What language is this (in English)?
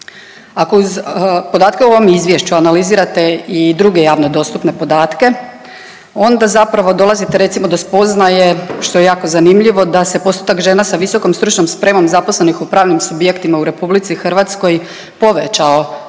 Croatian